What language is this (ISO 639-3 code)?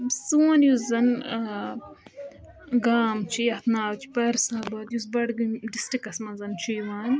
kas